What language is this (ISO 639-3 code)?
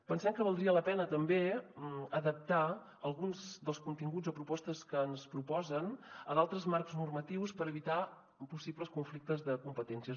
cat